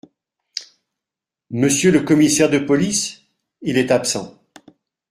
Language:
French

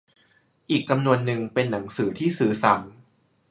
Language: Thai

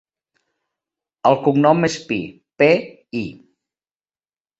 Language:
Catalan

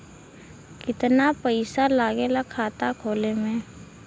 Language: Bhojpuri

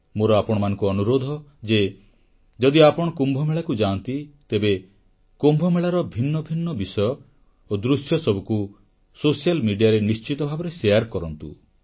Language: Odia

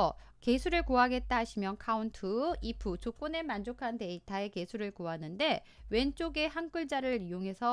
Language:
Korean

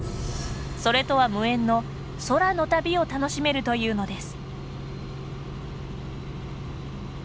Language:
Japanese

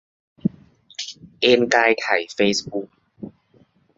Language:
Thai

